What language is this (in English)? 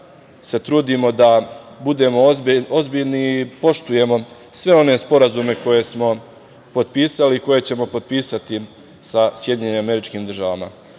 Serbian